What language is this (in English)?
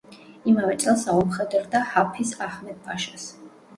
Georgian